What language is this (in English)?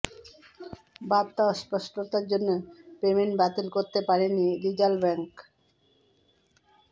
Bangla